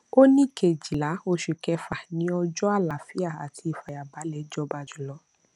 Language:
Yoruba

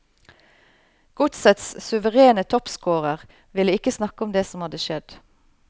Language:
Norwegian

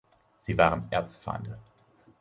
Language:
German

